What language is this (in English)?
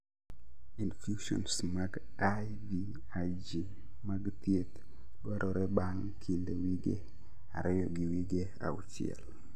Luo (Kenya and Tanzania)